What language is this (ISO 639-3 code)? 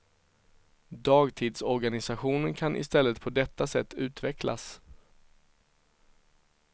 swe